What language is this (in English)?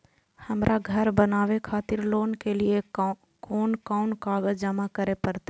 Maithili